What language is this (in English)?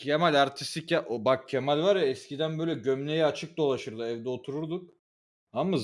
Turkish